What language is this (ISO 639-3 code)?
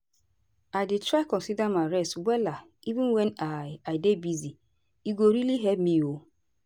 pcm